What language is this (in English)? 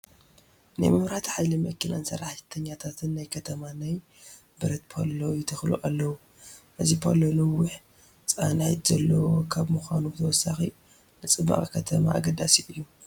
Tigrinya